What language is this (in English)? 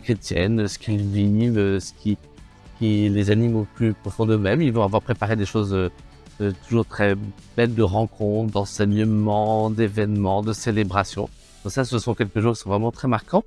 French